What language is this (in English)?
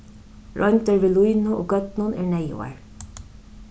Faroese